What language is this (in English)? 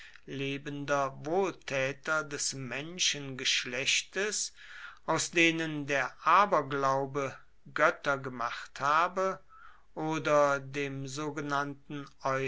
German